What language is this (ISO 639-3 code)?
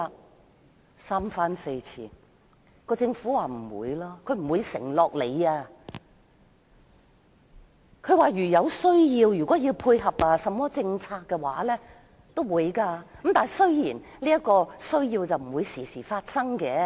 yue